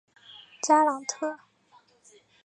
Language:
Chinese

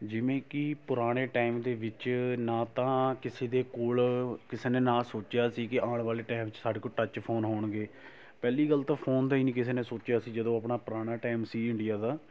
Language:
Punjabi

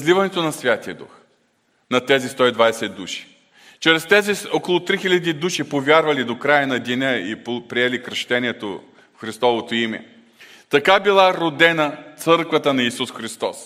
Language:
Bulgarian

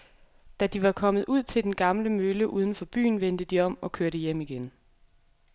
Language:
Danish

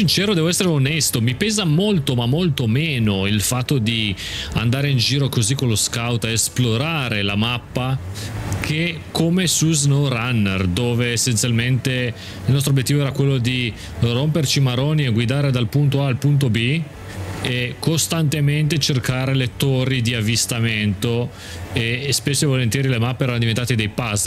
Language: Italian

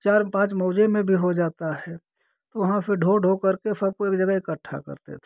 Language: Hindi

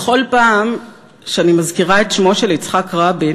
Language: Hebrew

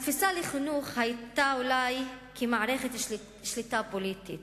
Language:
Hebrew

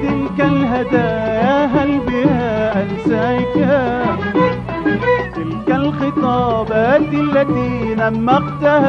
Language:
Arabic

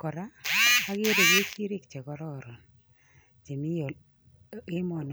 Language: Kalenjin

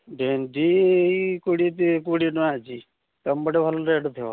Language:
Odia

